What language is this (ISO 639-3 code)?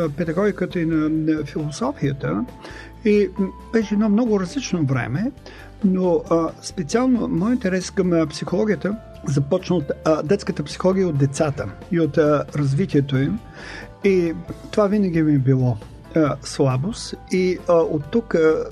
bul